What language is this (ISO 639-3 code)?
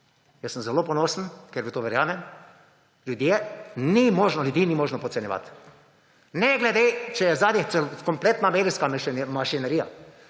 slv